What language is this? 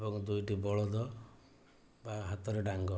Odia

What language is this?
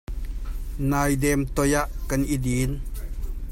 Hakha Chin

